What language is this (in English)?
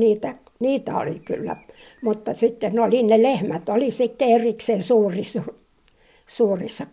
Finnish